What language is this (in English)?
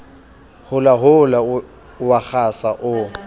Southern Sotho